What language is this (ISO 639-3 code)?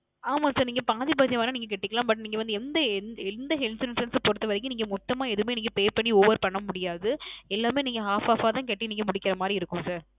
tam